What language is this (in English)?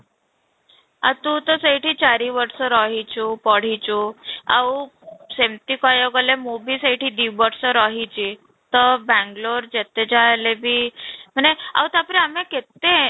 Odia